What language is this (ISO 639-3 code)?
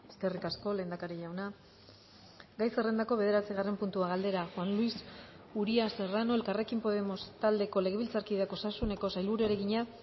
eus